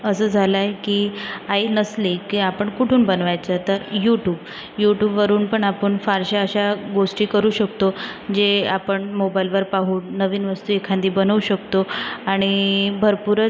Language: Marathi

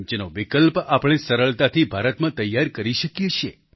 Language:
Gujarati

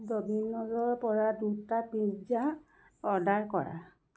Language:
Assamese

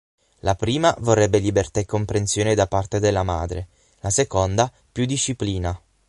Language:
Italian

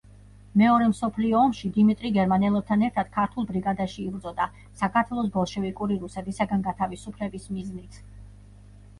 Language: Georgian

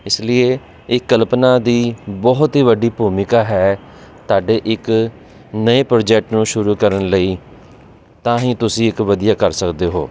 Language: Punjabi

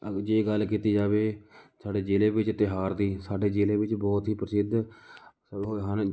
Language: Punjabi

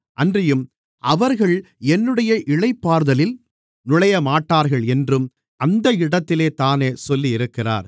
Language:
Tamil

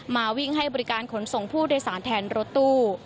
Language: Thai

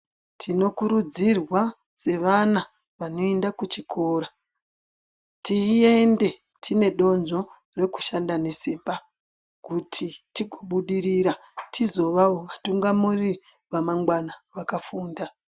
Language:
Ndau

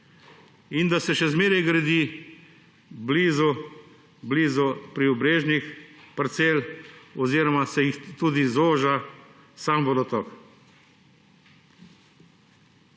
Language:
Slovenian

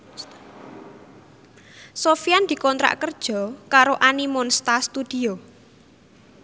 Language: Javanese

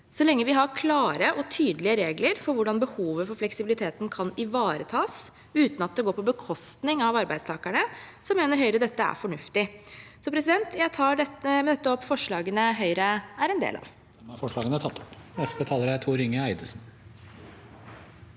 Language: Norwegian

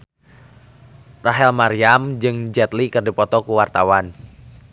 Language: Sundanese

